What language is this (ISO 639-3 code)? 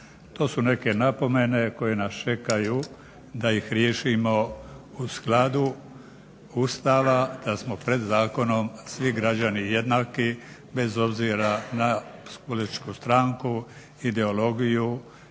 hrv